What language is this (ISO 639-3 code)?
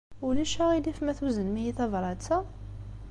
kab